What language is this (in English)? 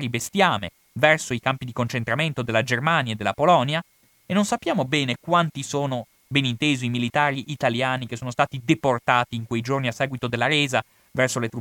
Italian